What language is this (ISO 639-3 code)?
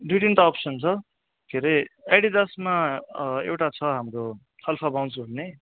nep